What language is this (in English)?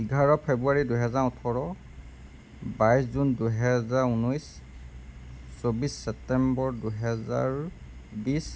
Assamese